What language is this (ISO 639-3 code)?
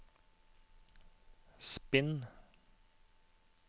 nor